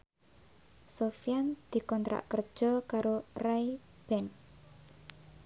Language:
Javanese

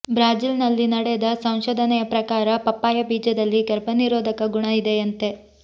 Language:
Kannada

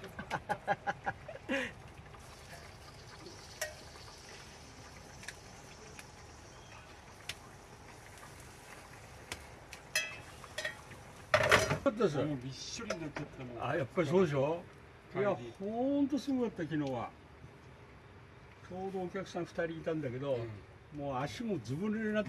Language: Japanese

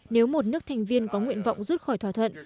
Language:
Vietnamese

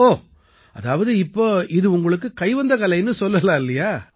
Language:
Tamil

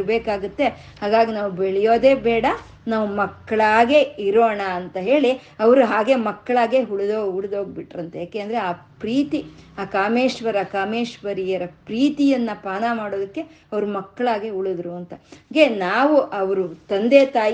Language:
Kannada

